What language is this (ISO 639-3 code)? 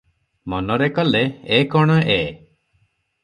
ori